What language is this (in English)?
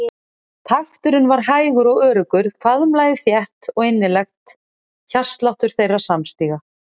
Icelandic